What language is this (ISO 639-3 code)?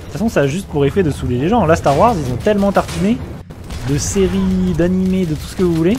fra